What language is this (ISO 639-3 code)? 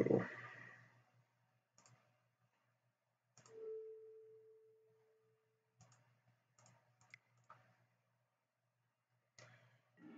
eng